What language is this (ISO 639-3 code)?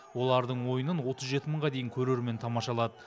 kaz